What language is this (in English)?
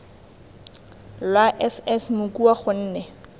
Tswana